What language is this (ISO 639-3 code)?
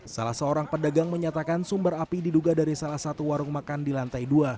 ind